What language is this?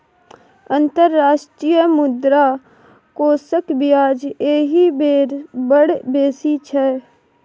Maithili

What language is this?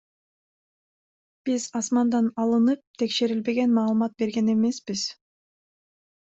Kyrgyz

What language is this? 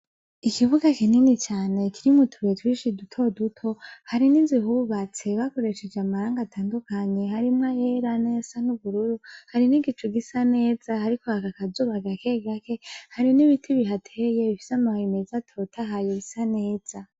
Rundi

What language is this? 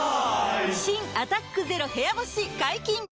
Japanese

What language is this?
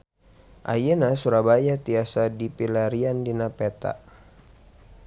Sundanese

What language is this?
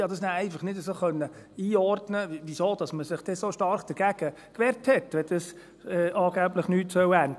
Swiss German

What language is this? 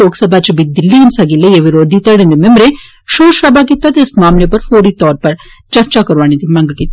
Dogri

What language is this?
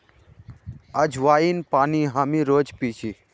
Magahi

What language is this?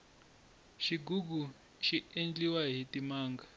Tsonga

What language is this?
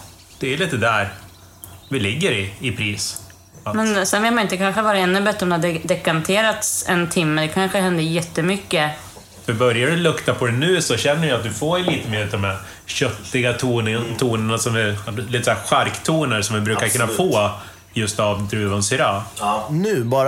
Swedish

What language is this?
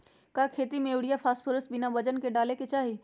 Magahi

